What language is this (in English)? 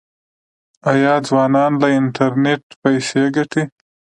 Pashto